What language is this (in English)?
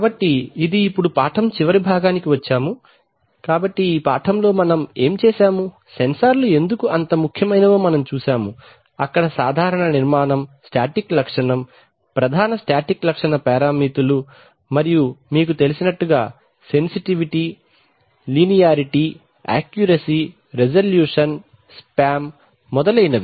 Telugu